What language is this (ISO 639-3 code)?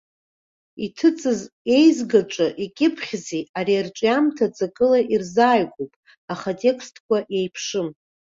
abk